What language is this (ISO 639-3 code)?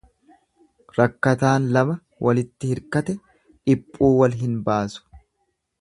orm